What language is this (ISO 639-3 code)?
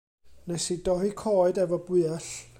cym